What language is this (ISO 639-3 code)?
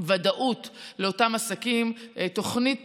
heb